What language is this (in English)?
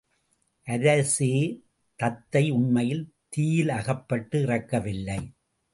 Tamil